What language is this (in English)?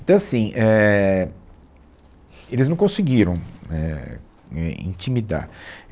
Portuguese